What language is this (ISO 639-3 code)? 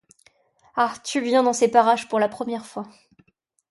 fra